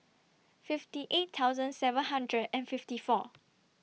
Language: English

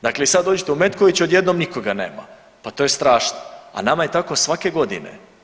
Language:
Croatian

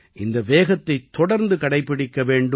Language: Tamil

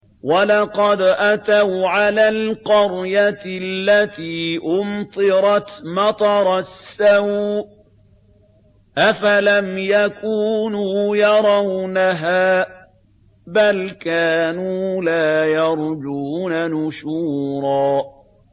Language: Arabic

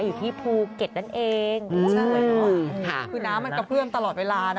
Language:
Thai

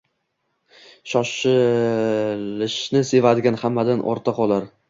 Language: Uzbek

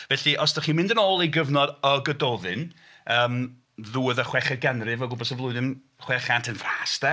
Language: Welsh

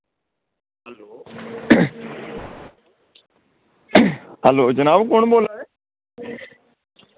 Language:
Dogri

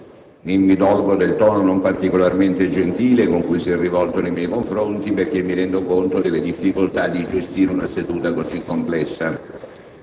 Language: Italian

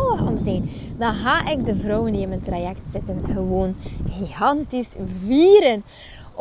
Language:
Dutch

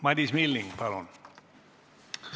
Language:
Estonian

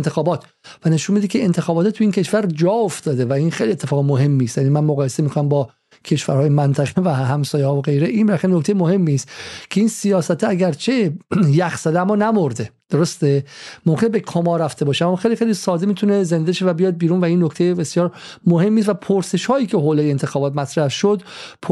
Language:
Persian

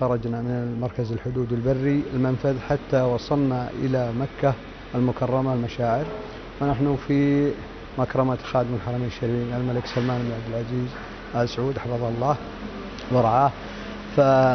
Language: Arabic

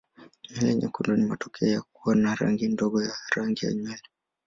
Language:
Swahili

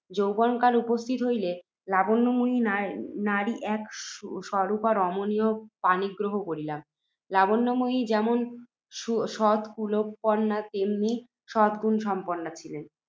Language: Bangla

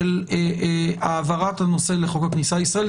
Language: Hebrew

